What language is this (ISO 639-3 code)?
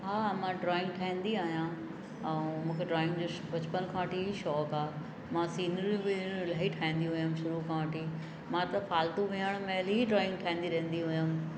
snd